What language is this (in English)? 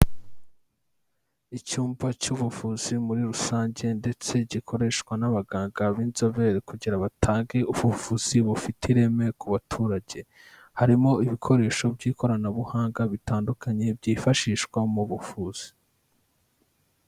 Kinyarwanda